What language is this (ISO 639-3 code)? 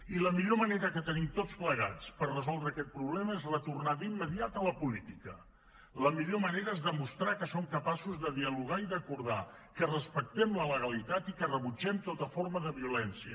cat